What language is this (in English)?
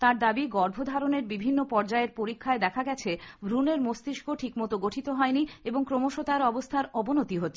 Bangla